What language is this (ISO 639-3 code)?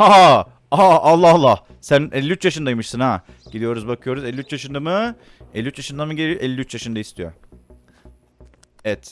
tur